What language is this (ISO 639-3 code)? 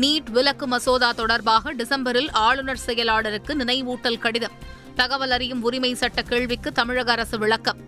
tam